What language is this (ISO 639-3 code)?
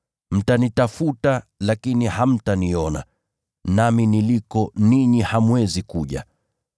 swa